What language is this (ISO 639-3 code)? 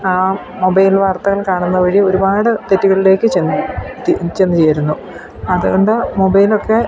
mal